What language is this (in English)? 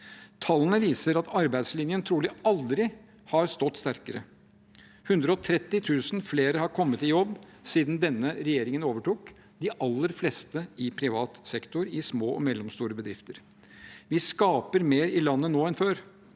Norwegian